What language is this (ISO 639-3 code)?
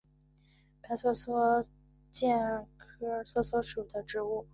zho